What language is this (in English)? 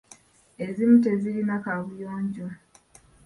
Ganda